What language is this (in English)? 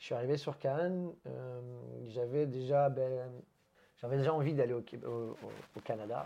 French